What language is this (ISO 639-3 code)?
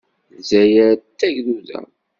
kab